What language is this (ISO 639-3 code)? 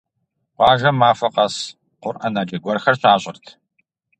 kbd